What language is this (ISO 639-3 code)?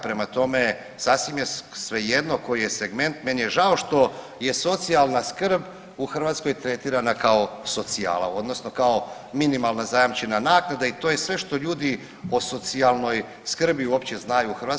hrv